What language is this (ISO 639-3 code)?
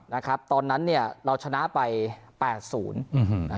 tha